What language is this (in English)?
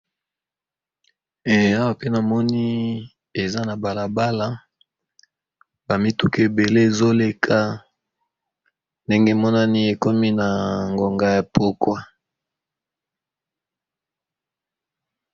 Lingala